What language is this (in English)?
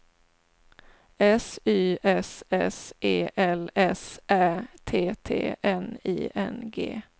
Swedish